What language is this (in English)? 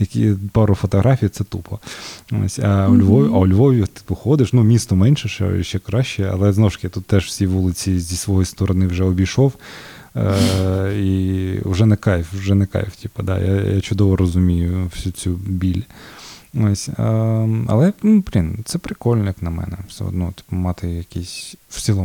Ukrainian